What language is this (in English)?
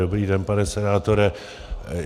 Czech